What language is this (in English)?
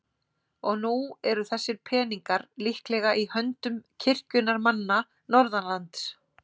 Icelandic